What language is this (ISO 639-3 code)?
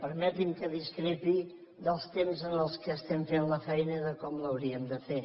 cat